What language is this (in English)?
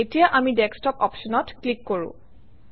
Assamese